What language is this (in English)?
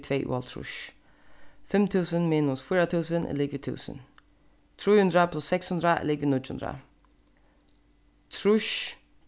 Faroese